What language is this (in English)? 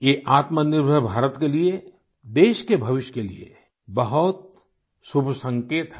Hindi